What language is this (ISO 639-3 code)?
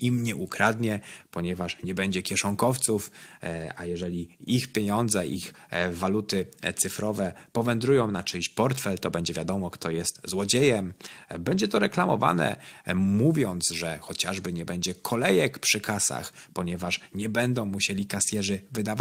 pol